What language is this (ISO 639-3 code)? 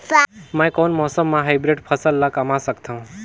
hne